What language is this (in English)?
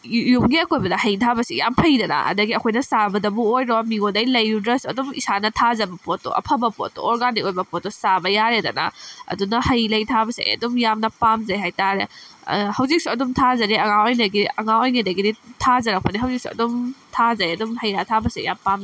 Manipuri